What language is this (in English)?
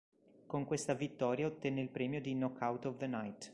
Italian